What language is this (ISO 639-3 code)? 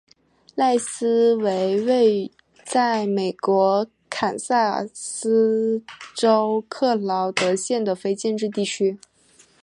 zho